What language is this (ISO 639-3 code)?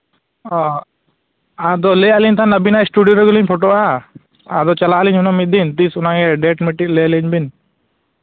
sat